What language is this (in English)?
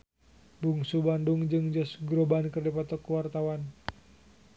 Sundanese